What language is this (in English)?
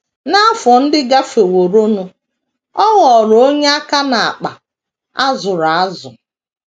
Igbo